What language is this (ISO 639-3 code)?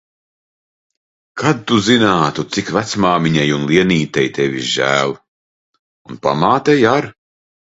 lav